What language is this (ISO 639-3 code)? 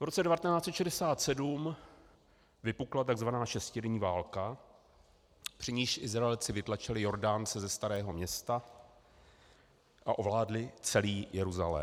ces